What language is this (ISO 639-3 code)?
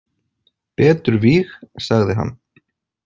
isl